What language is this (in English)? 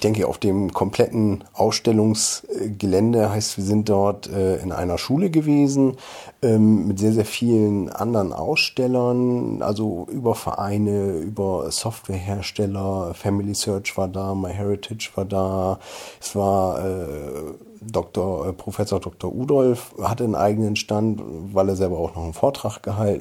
German